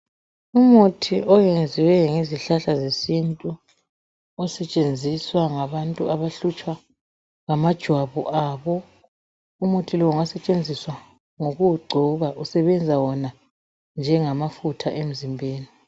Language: North Ndebele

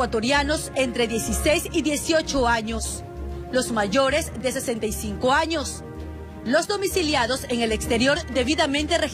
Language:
Spanish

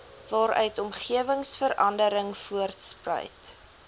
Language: Afrikaans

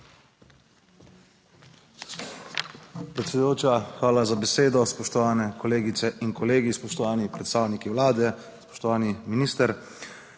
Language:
Slovenian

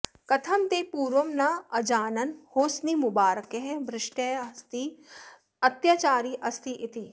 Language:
Sanskrit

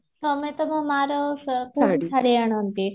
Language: Odia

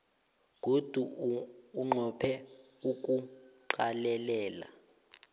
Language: South Ndebele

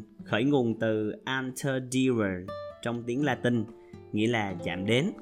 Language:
Vietnamese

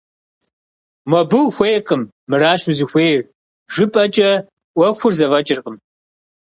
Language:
Kabardian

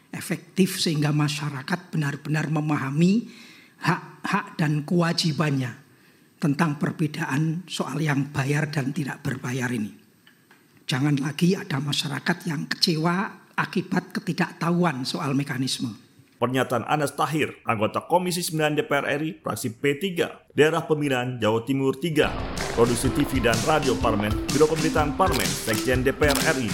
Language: Indonesian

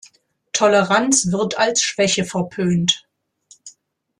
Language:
German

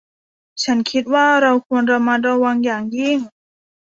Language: Thai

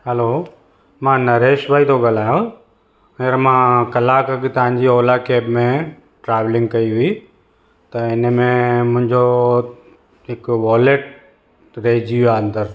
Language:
Sindhi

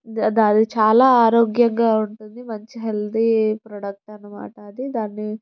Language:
Telugu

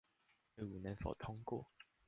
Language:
Chinese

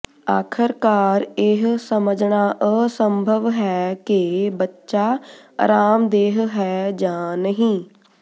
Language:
Punjabi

